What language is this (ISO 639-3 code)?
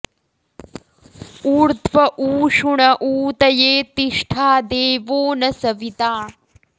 san